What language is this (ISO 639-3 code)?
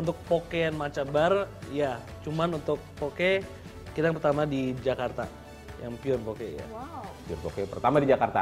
ind